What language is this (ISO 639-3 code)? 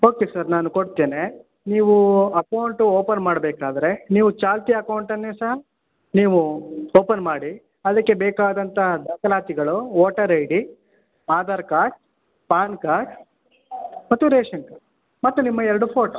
kan